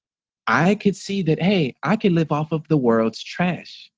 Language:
English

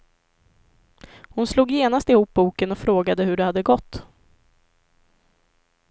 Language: Swedish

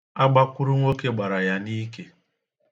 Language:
Igbo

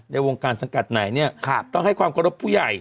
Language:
Thai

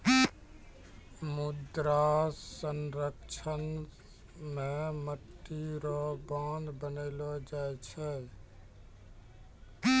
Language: Maithili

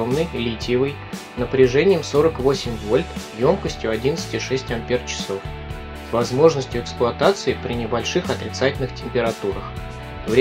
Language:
Russian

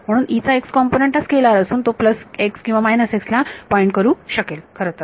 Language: Marathi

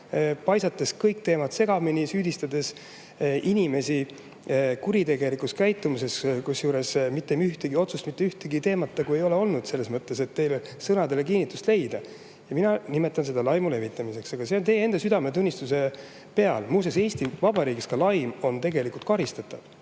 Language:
Estonian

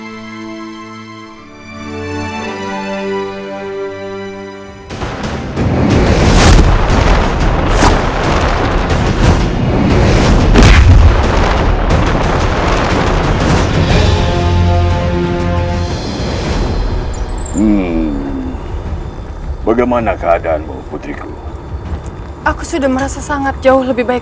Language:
Indonesian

